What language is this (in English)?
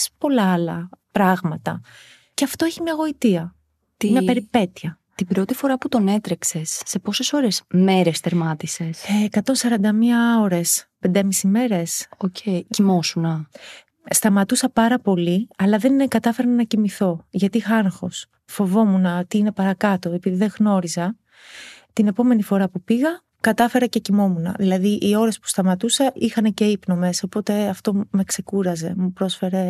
Greek